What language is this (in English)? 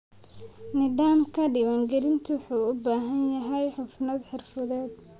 Somali